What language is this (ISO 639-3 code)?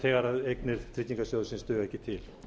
isl